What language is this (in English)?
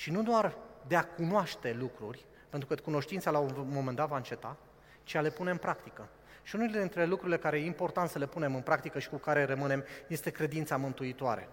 Romanian